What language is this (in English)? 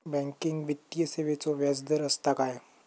Marathi